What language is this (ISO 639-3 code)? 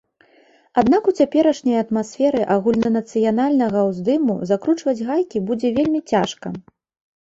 bel